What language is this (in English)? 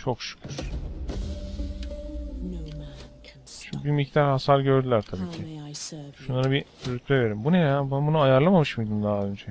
Turkish